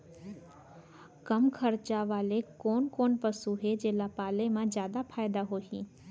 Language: Chhattisgarhi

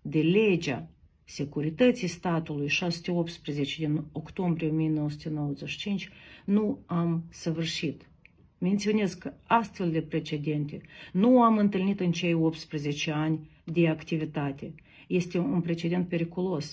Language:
Romanian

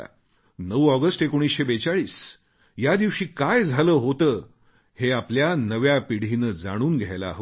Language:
Marathi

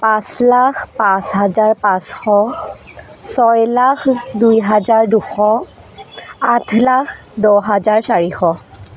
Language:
Assamese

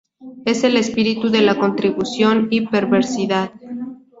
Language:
Spanish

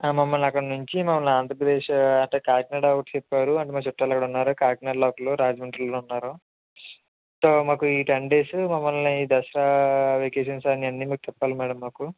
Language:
Telugu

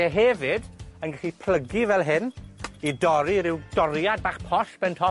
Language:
Welsh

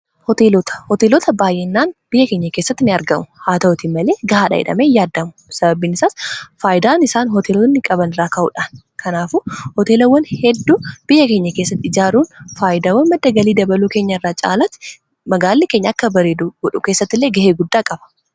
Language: Oromo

